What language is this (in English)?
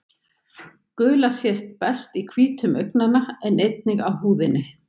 Icelandic